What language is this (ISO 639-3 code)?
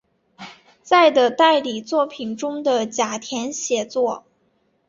zho